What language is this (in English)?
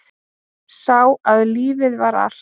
Icelandic